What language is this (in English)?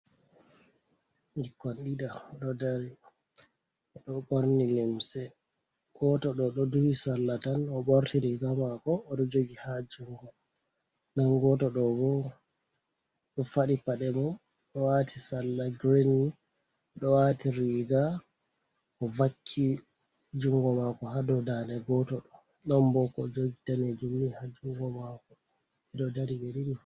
Fula